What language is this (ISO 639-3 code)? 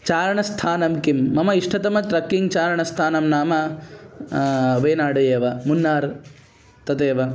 san